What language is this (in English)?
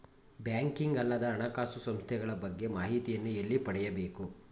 Kannada